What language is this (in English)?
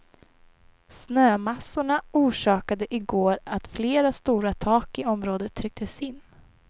Swedish